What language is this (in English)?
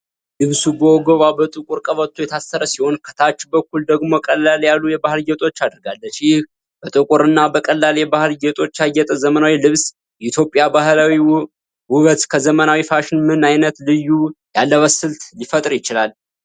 Amharic